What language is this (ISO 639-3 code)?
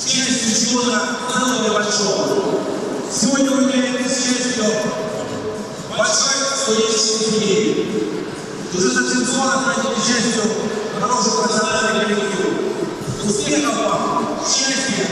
rus